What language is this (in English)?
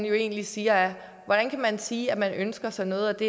Danish